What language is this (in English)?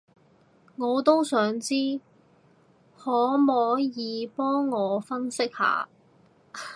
Cantonese